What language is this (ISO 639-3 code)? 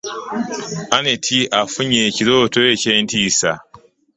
lug